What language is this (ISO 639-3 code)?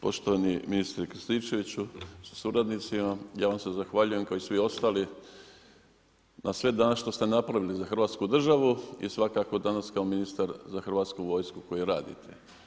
hrv